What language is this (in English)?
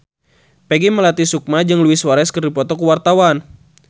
Sundanese